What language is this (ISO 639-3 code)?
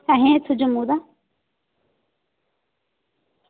doi